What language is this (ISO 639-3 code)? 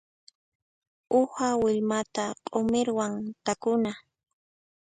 qxp